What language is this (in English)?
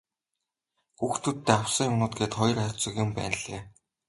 Mongolian